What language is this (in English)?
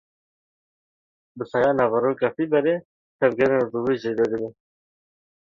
Kurdish